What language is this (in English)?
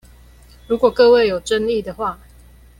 Chinese